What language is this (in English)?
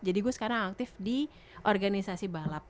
Indonesian